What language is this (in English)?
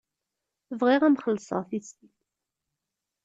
Kabyle